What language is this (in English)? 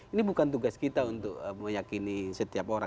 Indonesian